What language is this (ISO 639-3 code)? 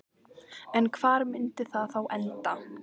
isl